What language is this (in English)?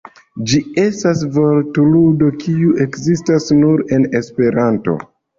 Esperanto